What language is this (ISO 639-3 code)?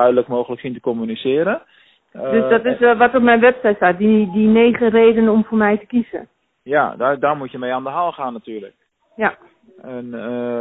nld